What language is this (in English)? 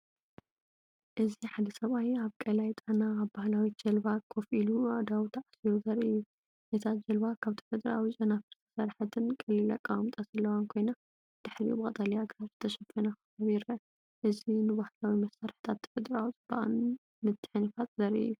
Tigrinya